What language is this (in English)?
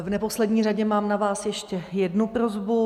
Czech